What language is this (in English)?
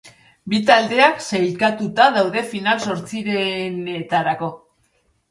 Basque